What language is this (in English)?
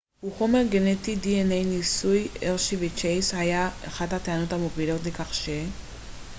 Hebrew